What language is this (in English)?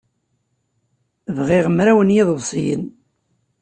Kabyle